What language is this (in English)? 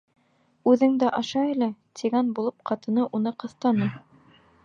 Bashkir